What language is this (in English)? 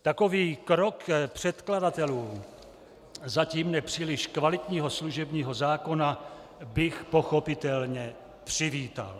Czech